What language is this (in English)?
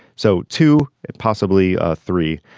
English